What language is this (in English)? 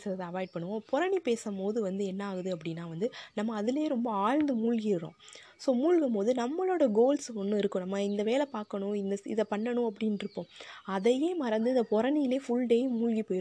Tamil